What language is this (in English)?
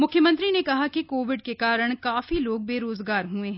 Hindi